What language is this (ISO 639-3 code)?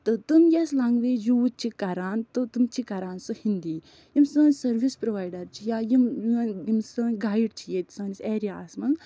kas